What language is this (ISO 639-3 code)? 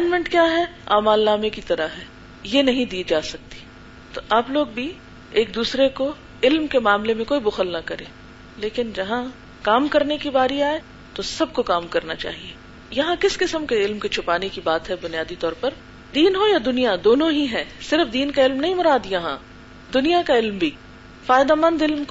urd